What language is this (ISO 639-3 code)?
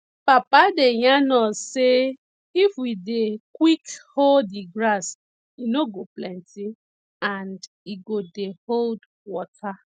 pcm